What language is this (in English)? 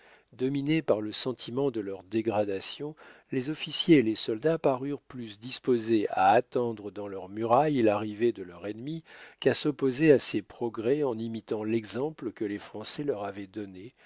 French